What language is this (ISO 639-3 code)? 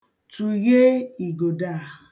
ibo